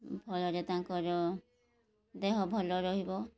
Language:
Odia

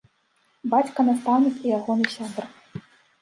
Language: Belarusian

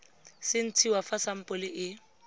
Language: Tswana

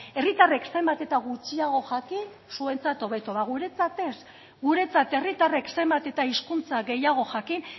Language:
Basque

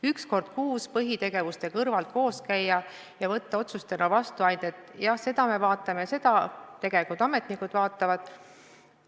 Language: Estonian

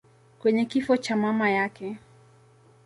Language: Swahili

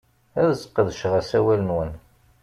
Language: Kabyle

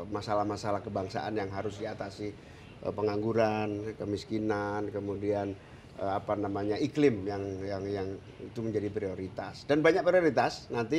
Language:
Indonesian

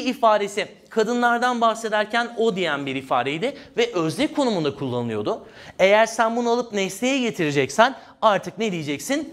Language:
Turkish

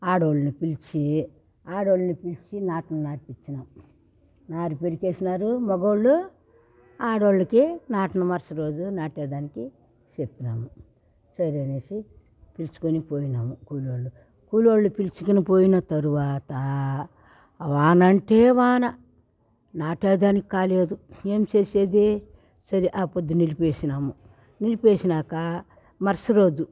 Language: Telugu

